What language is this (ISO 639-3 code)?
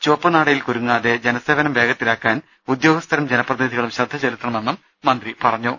mal